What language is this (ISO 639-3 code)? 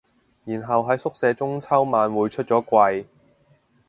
yue